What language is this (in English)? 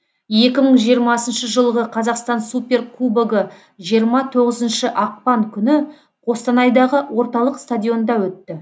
Kazakh